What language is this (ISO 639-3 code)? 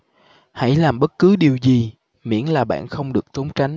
vie